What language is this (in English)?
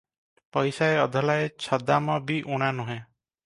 Odia